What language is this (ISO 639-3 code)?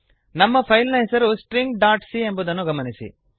kan